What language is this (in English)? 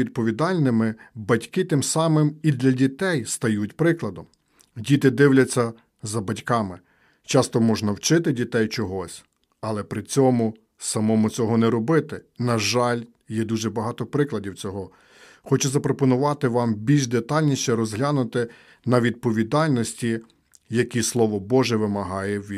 Ukrainian